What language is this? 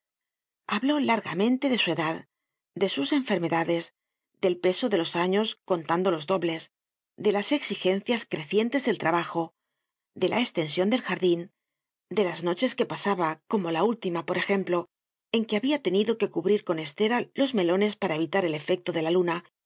Spanish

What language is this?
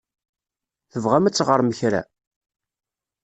Kabyle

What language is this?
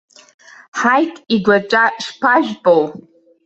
Abkhazian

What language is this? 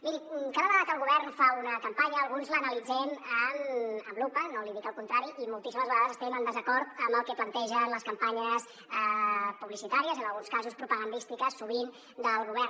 Catalan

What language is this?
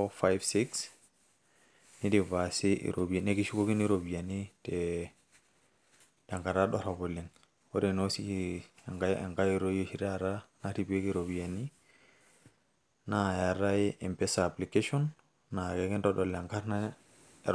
Masai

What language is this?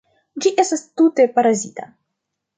Esperanto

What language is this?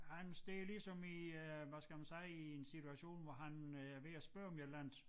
Danish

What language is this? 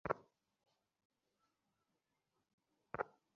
Bangla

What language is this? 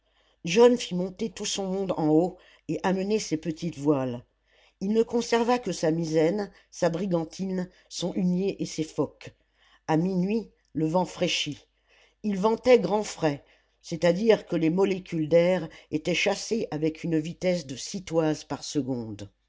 French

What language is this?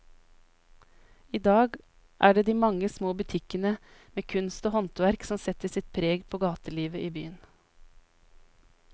Norwegian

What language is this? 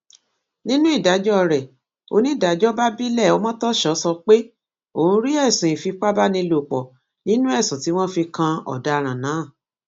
Yoruba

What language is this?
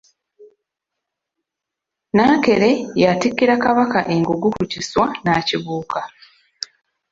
Ganda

